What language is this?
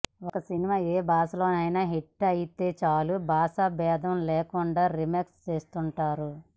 Telugu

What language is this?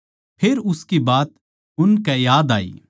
Haryanvi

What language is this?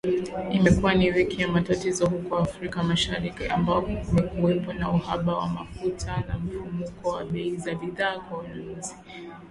Swahili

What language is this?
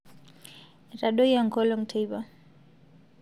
Masai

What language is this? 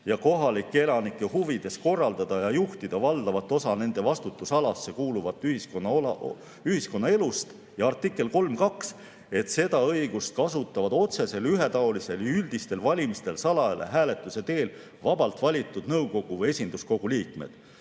Estonian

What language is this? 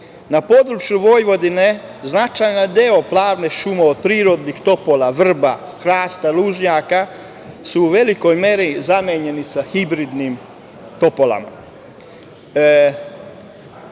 Serbian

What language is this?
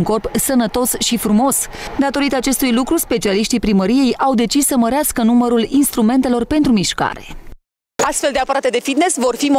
Romanian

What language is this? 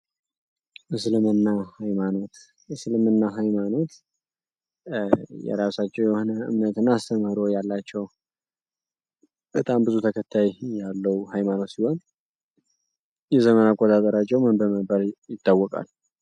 Amharic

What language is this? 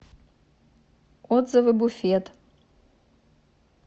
Russian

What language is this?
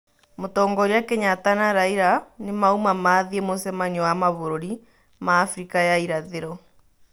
Kikuyu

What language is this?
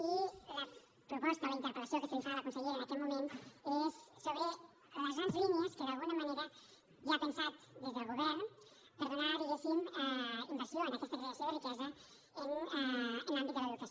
Catalan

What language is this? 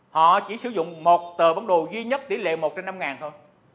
Vietnamese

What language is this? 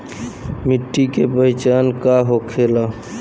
Bhojpuri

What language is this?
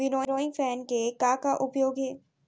Chhattisgarhi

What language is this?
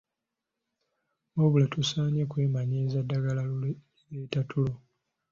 Ganda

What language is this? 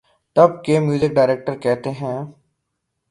Urdu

